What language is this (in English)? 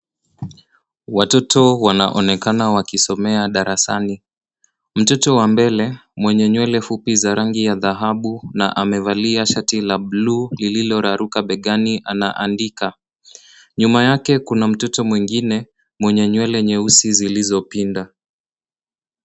Swahili